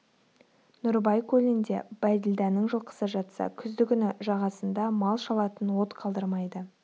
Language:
Kazakh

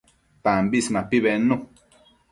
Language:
Matsés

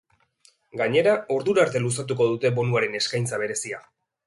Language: Basque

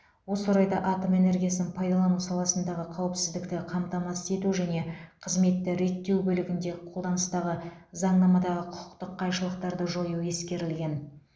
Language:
Kazakh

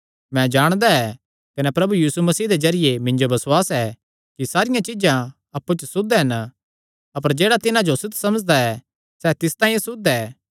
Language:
Kangri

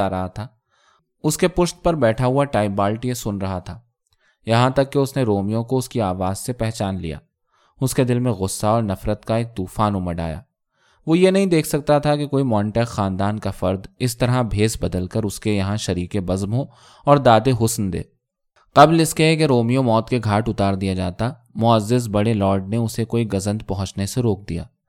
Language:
Urdu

